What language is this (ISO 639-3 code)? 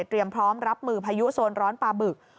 tha